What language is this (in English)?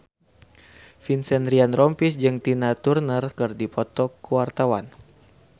Sundanese